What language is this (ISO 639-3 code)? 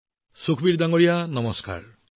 asm